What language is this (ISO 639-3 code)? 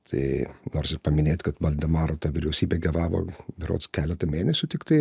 lit